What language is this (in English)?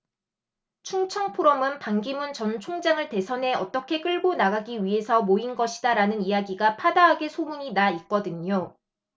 Korean